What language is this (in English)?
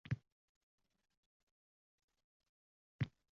Uzbek